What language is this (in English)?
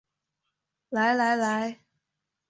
Chinese